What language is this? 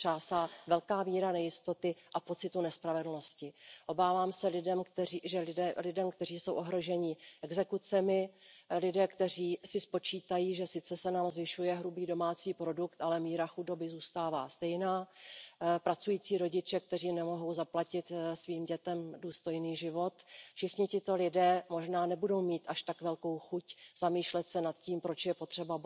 Czech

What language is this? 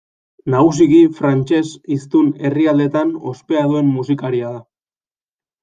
Basque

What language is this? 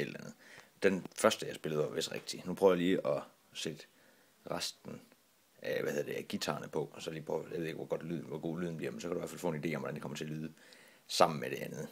Danish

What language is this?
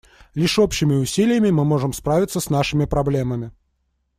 Russian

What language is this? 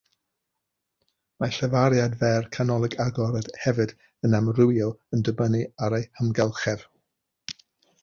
Welsh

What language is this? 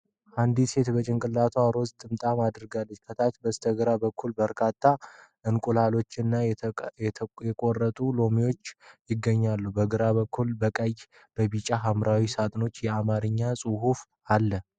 Amharic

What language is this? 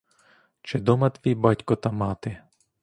Ukrainian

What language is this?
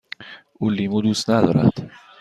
Persian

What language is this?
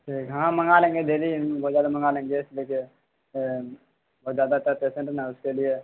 Urdu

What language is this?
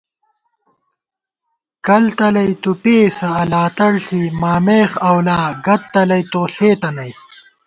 Gawar-Bati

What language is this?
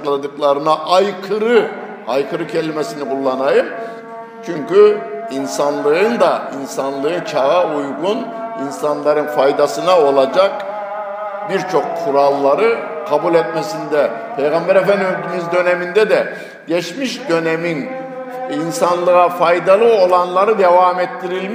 Turkish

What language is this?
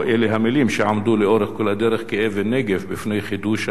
Hebrew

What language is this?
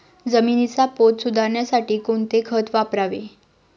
Marathi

